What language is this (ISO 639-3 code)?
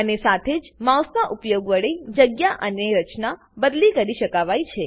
guj